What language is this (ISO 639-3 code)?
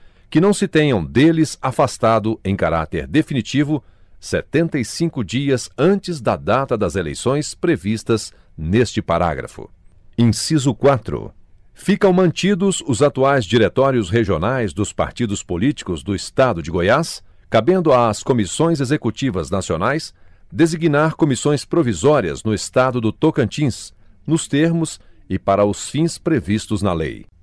por